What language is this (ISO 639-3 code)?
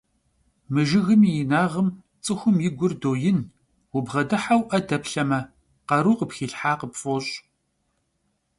kbd